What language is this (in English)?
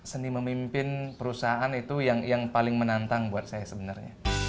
Indonesian